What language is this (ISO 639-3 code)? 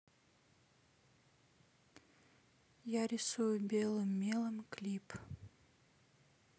rus